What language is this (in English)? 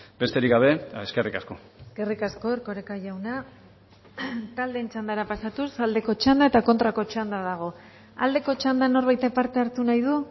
Basque